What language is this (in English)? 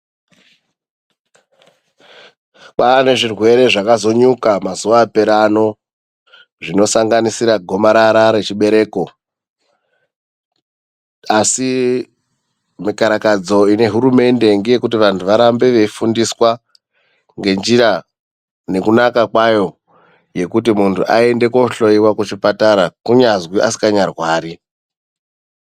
Ndau